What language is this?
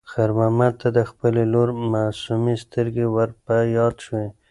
Pashto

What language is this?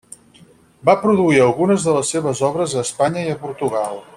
Catalan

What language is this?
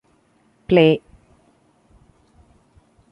English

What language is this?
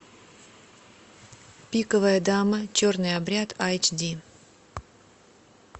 Russian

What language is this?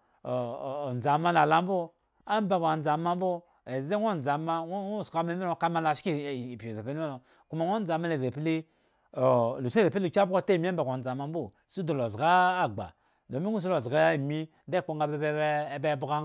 Eggon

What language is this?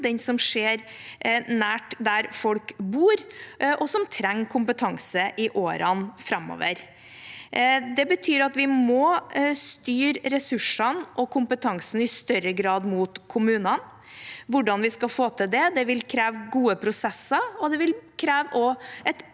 Norwegian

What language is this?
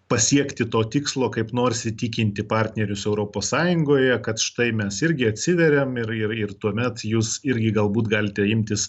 Lithuanian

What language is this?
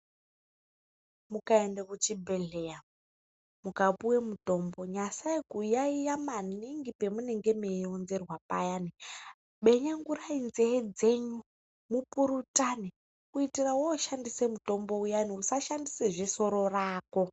Ndau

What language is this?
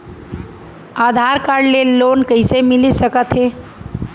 Chhattisgarhi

